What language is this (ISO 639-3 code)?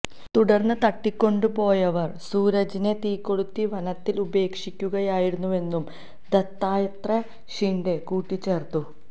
mal